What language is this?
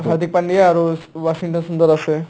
Assamese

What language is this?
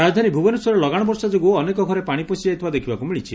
Odia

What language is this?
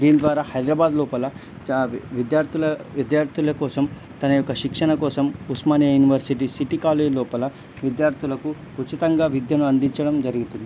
Telugu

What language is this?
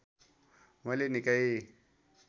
Nepali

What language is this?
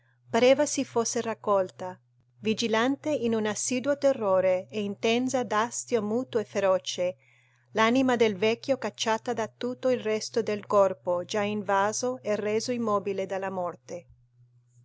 Italian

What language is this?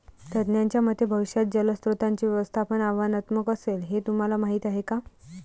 Marathi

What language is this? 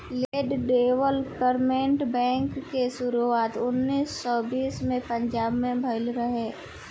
Bhojpuri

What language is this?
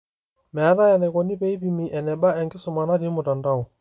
Masai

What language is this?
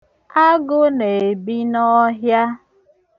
Igbo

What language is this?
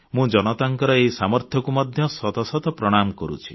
Odia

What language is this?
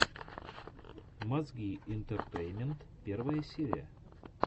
Russian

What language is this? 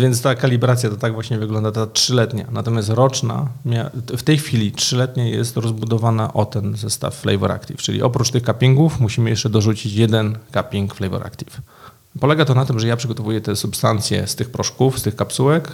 Polish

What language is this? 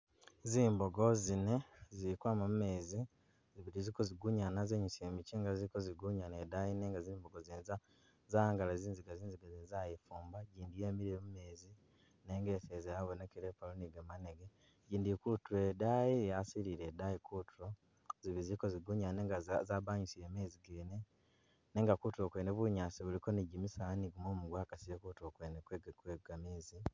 Masaaba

